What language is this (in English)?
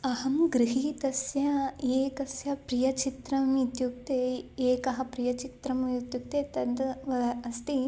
Sanskrit